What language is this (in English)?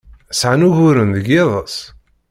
Kabyle